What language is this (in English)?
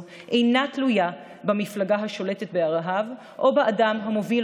Hebrew